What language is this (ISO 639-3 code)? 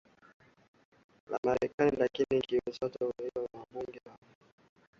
swa